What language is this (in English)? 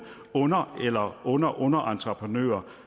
Danish